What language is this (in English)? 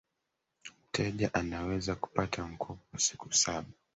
Swahili